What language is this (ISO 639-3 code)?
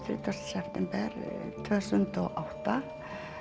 isl